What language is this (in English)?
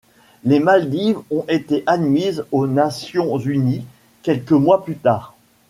French